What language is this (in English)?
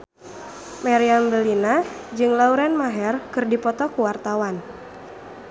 Sundanese